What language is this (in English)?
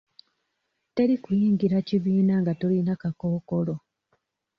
Ganda